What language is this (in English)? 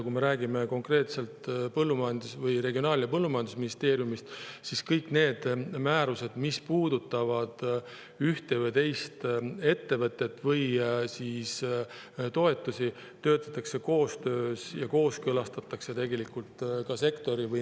Estonian